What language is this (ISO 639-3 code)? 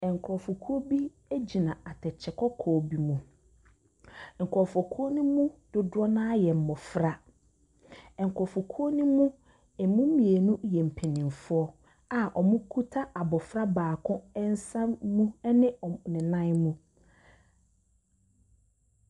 aka